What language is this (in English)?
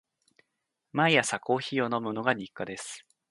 Japanese